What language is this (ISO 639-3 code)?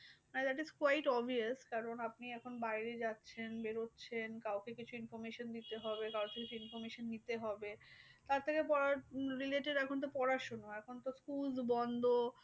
ben